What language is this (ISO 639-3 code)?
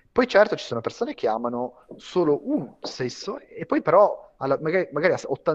ita